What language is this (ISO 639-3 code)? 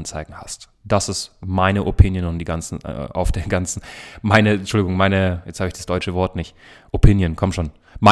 deu